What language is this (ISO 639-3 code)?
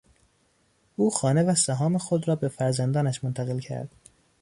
fas